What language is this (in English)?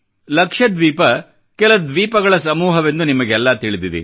Kannada